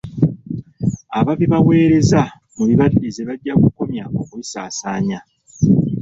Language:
Ganda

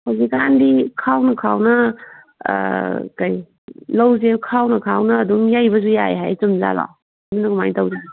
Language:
Manipuri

